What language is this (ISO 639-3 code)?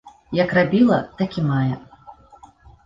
bel